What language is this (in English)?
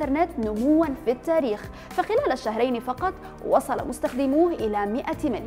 Arabic